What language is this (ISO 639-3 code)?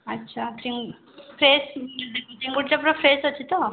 ori